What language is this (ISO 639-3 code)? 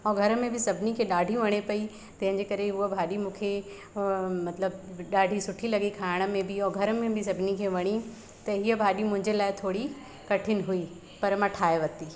snd